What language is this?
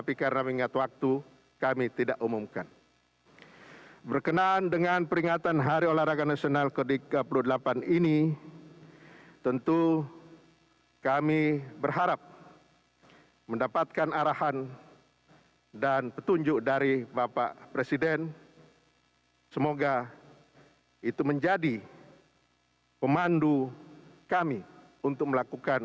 Indonesian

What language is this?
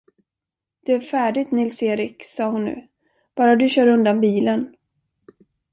Swedish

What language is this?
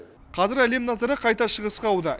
Kazakh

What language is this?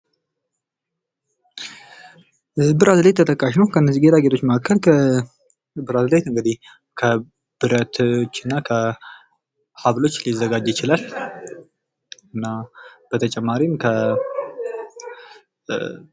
Amharic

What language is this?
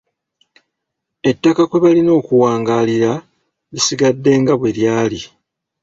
Ganda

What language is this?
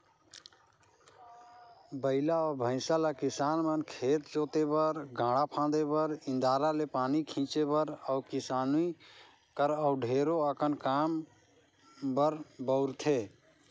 Chhattisgarhi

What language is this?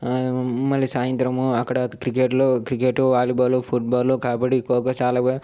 Telugu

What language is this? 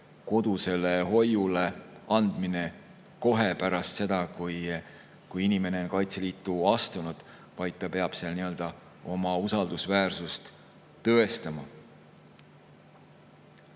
Estonian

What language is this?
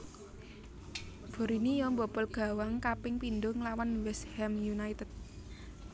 Javanese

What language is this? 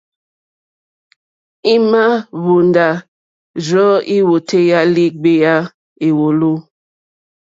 Mokpwe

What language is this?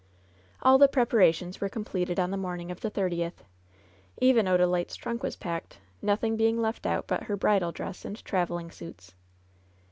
English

